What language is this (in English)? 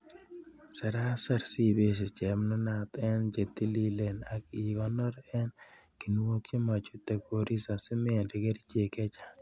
Kalenjin